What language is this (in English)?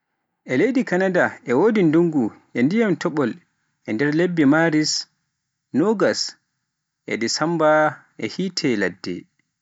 Pular